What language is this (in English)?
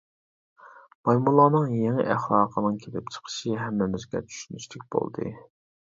Uyghur